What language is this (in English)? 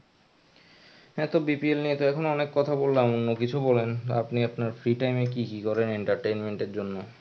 Bangla